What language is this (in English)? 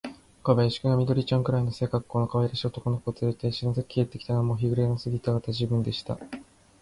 Japanese